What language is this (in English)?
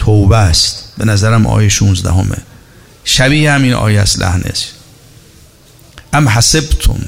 Persian